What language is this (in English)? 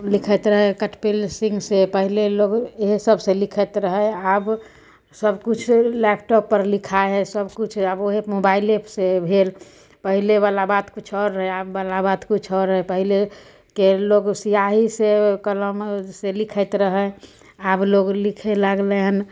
Maithili